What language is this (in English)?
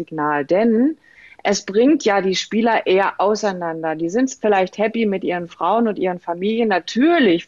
German